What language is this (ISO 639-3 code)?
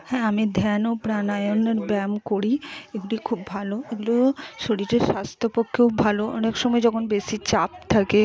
ben